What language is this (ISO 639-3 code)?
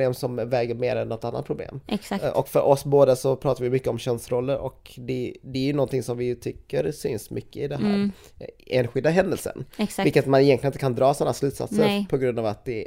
swe